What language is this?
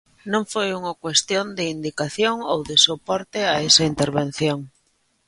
Galician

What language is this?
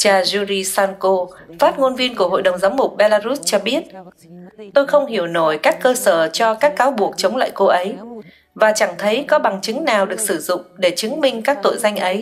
Vietnamese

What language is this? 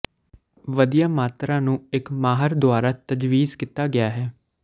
Punjabi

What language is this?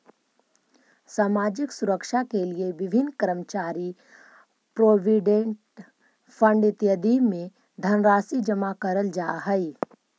Magahi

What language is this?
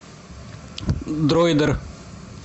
Russian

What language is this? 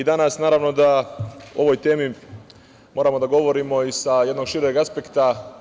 Serbian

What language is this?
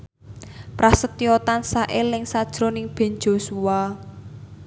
Javanese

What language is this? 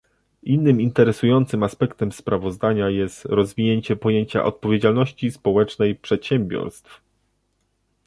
Polish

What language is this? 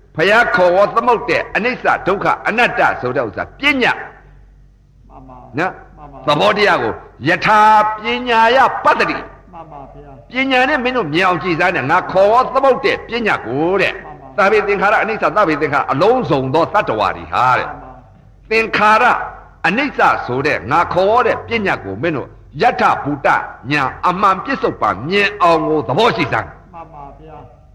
Vietnamese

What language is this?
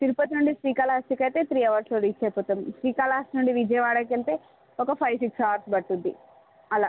Telugu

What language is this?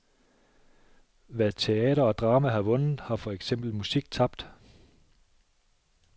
Danish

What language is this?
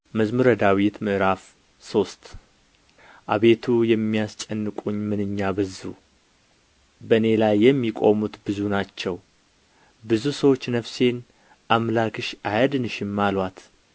Amharic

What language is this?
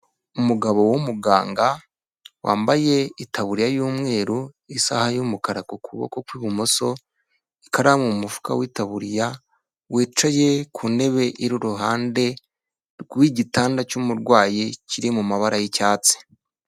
Kinyarwanda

